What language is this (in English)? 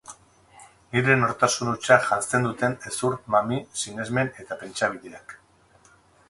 Basque